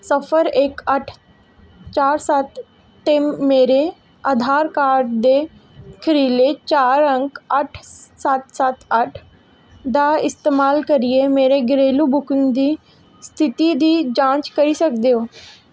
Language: Dogri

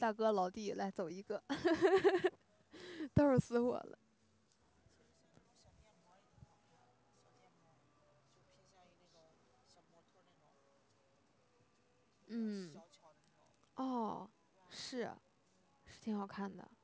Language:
Chinese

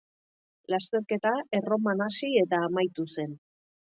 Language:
Basque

